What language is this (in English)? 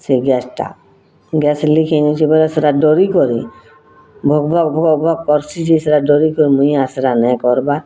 Odia